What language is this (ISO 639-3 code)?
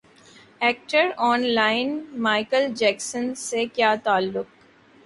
urd